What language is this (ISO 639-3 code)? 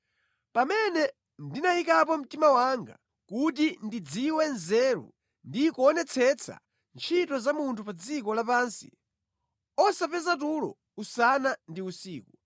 nya